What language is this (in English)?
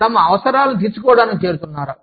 Telugu